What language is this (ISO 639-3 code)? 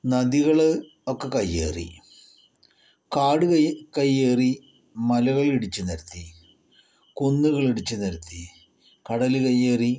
mal